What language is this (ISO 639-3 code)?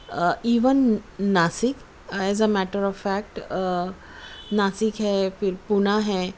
urd